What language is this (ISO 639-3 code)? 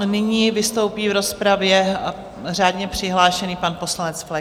ces